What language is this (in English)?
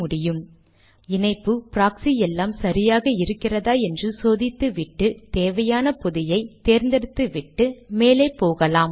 Tamil